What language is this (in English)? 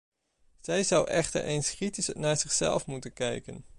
Dutch